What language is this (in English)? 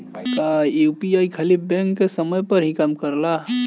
Bhojpuri